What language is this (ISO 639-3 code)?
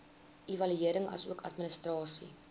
afr